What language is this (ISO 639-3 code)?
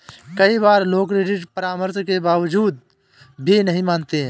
hin